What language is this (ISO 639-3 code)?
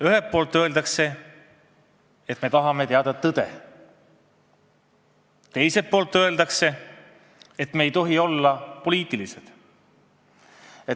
est